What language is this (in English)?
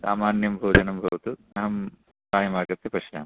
Sanskrit